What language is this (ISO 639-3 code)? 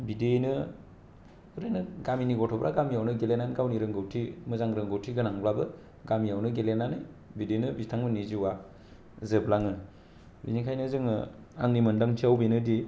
brx